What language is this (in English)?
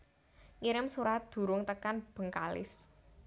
Javanese